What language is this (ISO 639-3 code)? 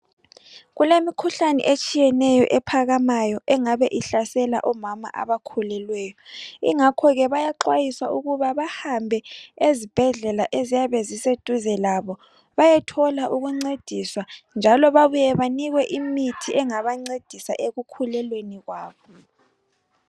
nde